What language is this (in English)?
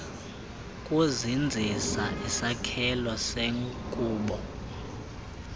Xhosa